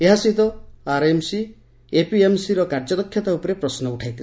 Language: Odia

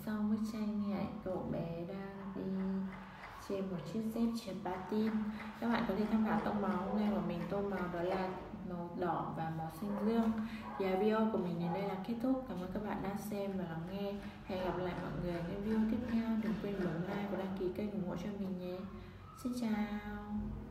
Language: Vietnamese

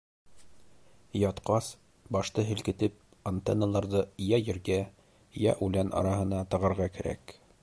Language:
Bashkir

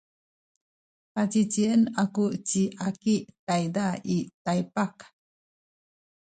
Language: Sakizaya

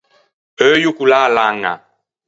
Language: Ligurian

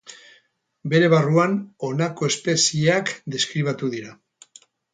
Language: Basque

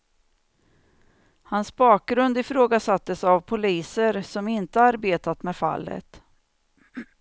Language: Swedish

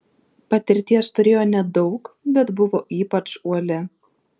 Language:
Lithuanian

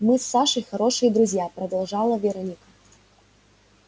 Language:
Russian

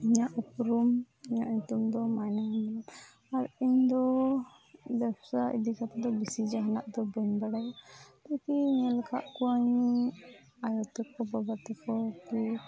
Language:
Santali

